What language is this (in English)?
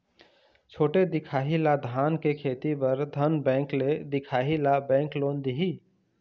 Chhattisgarhi